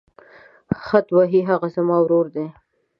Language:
Pashto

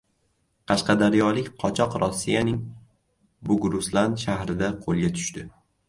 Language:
Uzbek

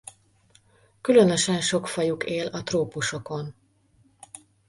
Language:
Hungarian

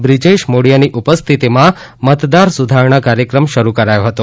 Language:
Gujarati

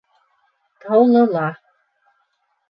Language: Bashkir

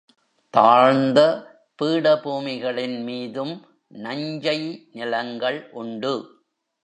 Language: Tamil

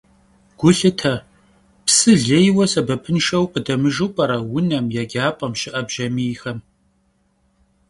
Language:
Kabardian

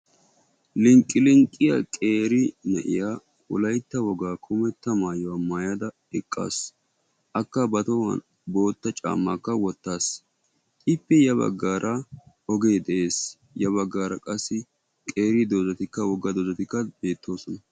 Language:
Wolaytta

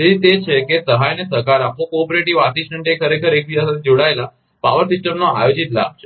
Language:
Gujarati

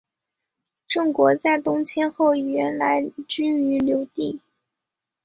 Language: Chinese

